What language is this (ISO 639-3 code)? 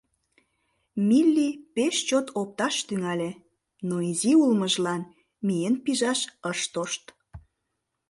chm